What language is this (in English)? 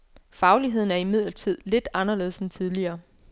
Danish